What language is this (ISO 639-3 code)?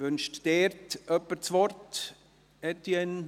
gsw